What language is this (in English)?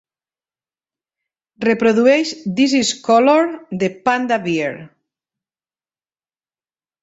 Catalan